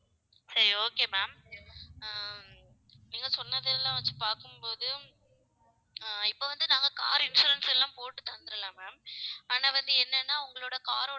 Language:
Tamil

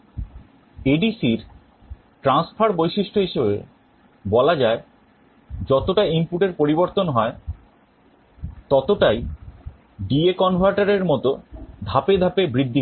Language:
Bangla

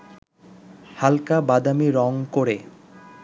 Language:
Bangla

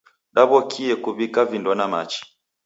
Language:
Taita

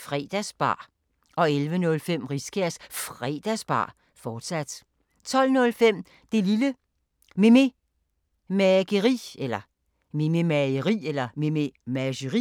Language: Danish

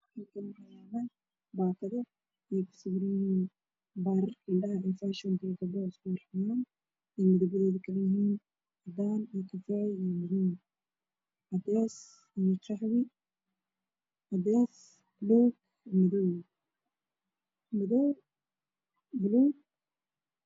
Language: Somali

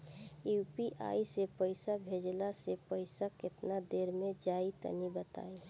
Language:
Bhojpuri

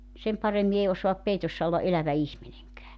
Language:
Finnish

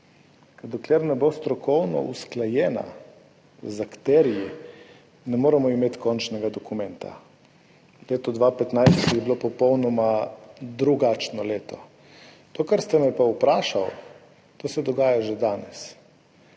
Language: Slovenian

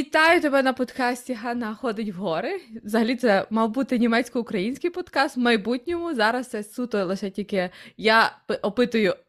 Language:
Ukrainian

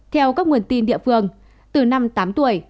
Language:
Vietnamese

